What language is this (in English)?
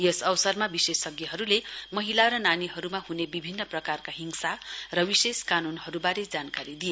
Nepali